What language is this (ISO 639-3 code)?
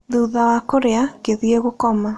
kik